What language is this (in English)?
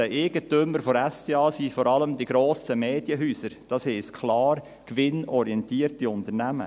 Swiss German